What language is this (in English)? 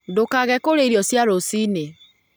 Kikuyu